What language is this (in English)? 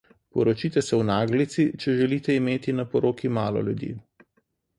Slovenian